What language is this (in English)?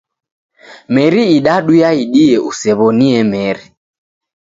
Taita